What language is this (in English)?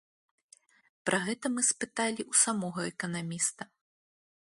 Belarusian